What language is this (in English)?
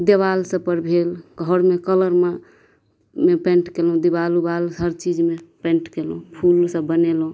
Maithili